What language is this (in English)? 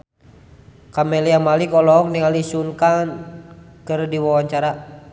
Sundanese